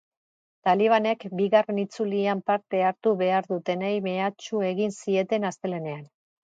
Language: Basque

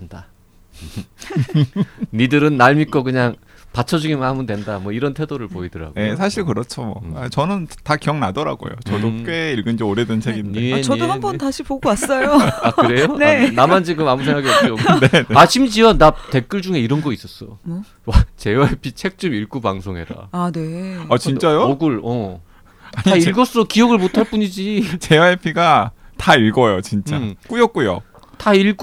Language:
Korean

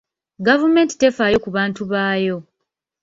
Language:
Ganda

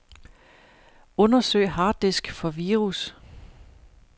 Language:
Danish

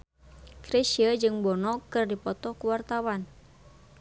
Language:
Sundanese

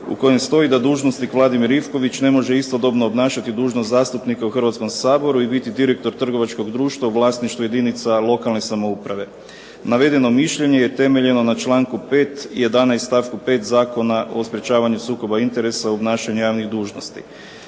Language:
Croatian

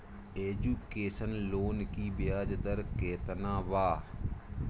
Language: Bhojpuri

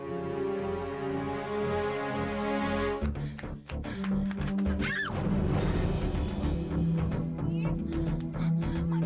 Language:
Indonesian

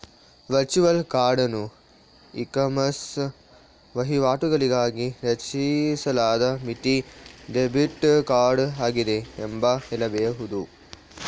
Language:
Kannada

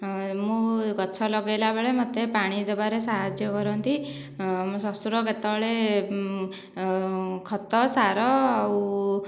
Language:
Odia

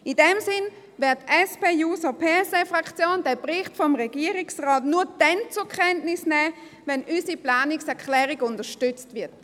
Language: Swiss German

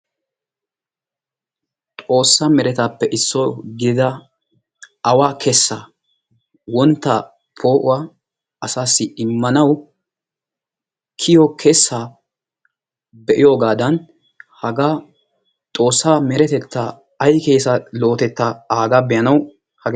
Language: Wolaytta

